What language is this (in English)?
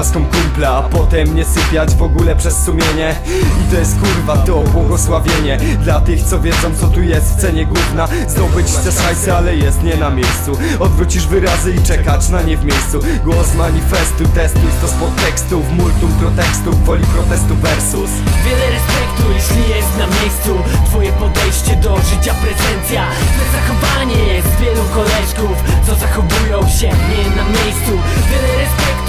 Polish